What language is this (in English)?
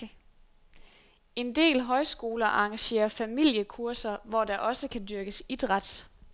Danish